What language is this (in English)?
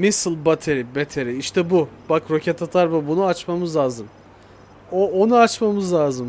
Turkish